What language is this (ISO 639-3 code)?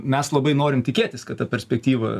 lit